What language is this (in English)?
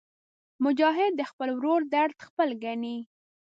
Pashto